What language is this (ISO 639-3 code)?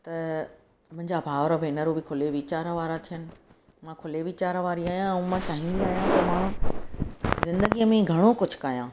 snd